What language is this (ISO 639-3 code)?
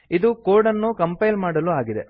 kan